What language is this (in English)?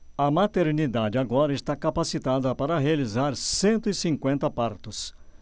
Portuguese